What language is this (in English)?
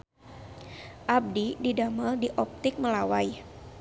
Sundanese